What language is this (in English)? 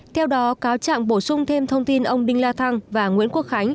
Vietnamese